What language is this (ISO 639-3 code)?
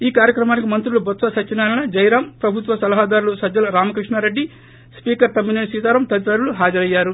tel